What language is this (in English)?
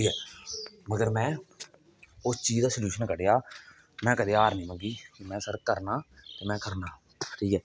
Dogri